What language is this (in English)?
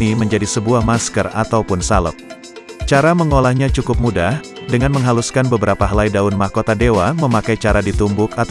Indonesian